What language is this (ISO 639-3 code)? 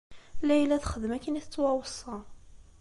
kab